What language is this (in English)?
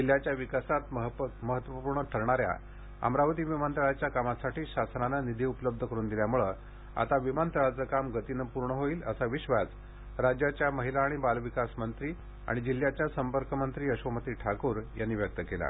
Marathi